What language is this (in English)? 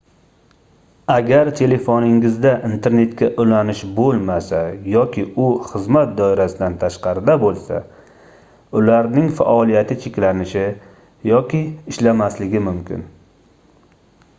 Uzbek